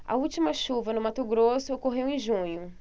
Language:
Portuguese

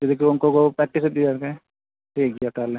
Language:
Santali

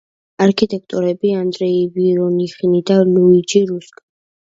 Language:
Georgian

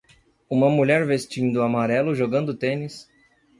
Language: Portuguese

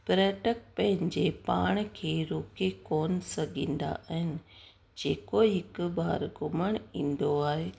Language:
Sindhi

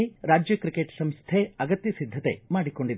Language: Kannada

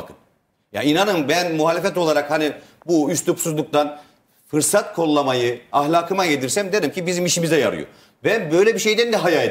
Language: Turkish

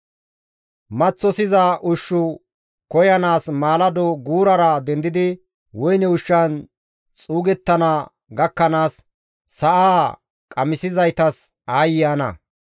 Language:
Gamo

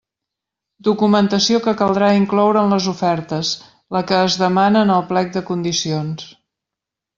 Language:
Catalan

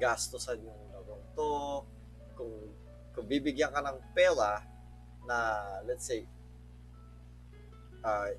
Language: Filipino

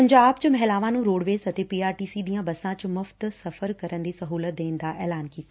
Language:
Punjabi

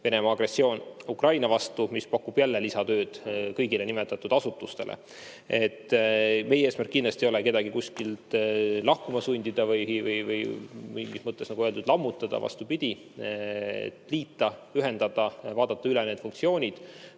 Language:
Estonian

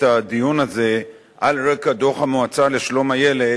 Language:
Hebrew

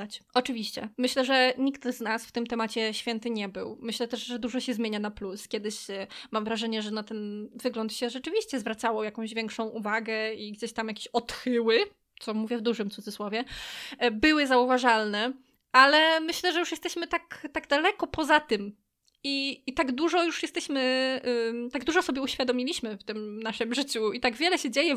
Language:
Polish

